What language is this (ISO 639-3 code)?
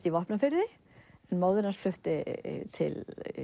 isl